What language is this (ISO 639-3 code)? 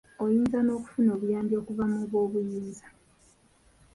lug